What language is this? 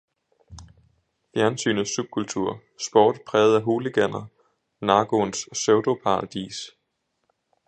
Danish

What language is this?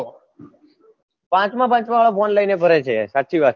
Gujarati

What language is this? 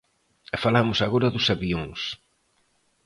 Galician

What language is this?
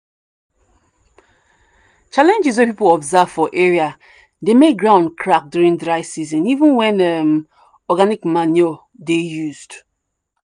Nigerian Pidgin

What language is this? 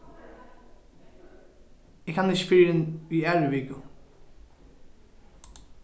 Faroese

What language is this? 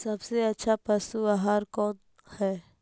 Magahi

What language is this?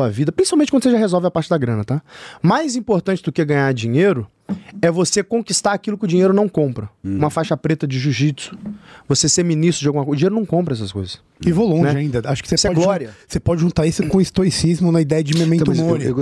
Portuguese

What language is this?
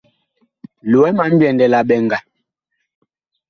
Bakoko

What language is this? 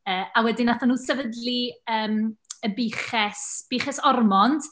Welsh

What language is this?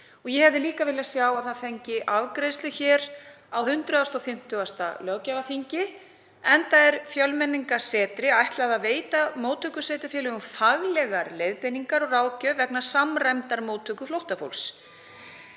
Icelandic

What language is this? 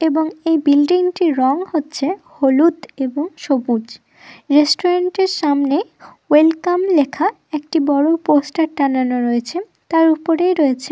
Bangla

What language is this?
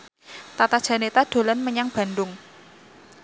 Javanese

